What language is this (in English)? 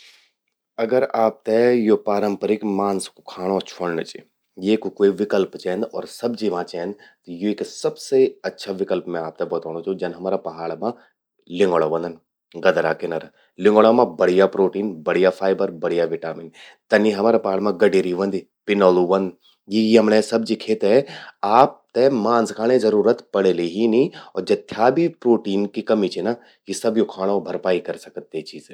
Garhwali